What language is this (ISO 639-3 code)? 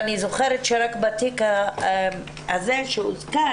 heb